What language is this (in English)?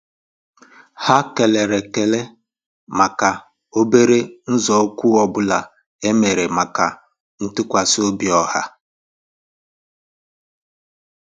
Igbo